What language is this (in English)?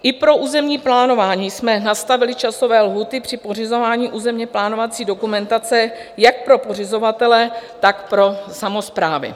Czech